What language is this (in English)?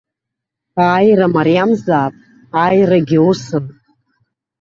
Abkhazian